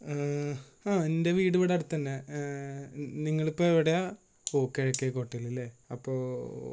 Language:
Malayalam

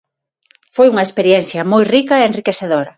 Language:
Galician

